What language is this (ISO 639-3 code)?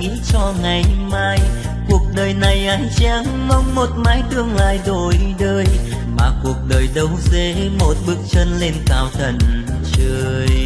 vie